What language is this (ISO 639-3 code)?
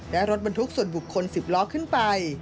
tha